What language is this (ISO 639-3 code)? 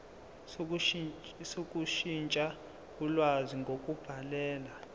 zul